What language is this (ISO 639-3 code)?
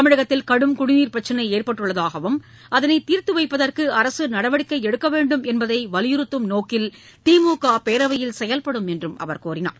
tam